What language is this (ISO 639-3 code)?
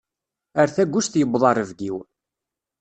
kab